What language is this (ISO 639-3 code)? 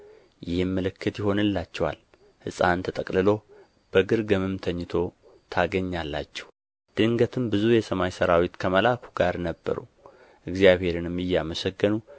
amh